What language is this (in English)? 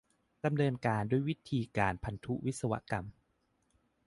Thai